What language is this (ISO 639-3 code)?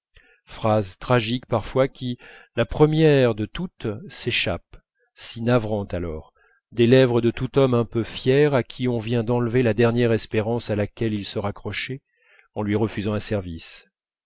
fra